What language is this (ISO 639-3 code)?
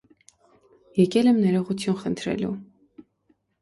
hye